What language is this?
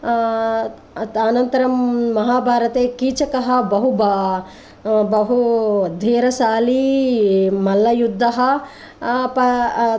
Sanskrit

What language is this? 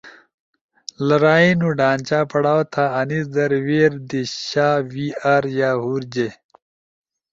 Ushojo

